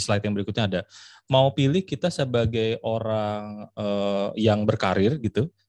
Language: Indonesian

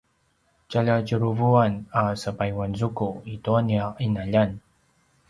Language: Paiwan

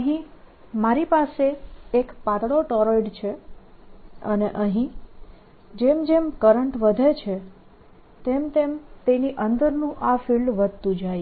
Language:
Gujarati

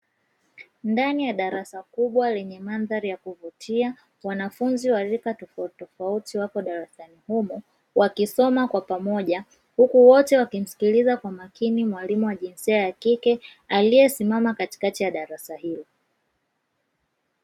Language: Swahili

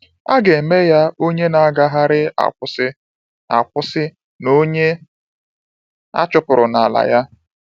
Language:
Igbo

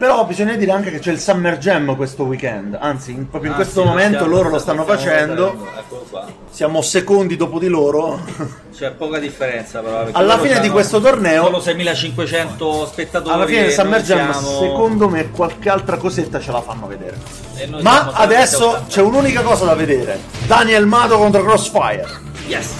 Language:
Italian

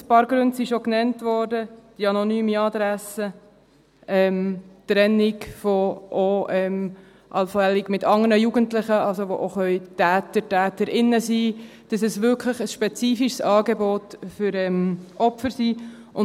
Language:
Swiss German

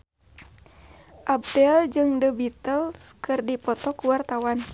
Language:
Sundanese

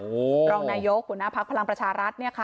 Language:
Thai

